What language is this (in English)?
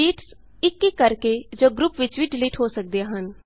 Punjabi